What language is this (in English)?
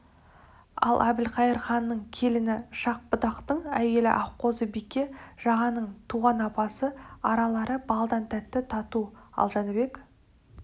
Kazakh